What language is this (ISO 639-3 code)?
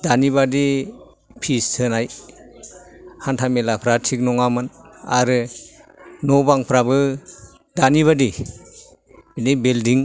brx